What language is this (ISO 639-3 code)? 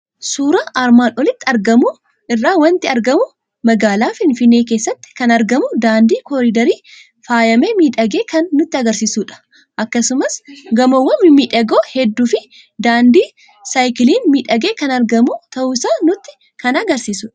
orm